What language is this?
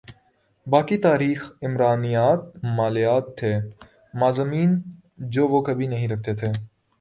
Urdu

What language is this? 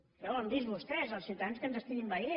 Catalan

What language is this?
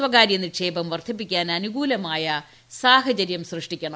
Malayalam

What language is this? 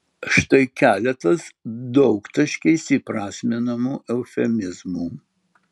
Lithuanian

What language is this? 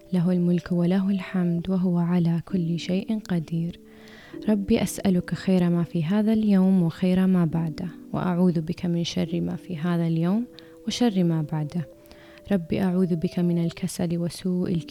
Arabic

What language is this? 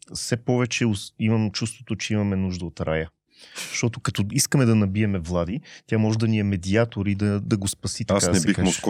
Bulgarian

